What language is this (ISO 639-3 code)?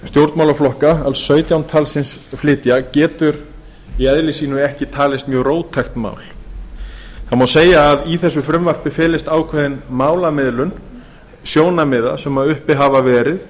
isl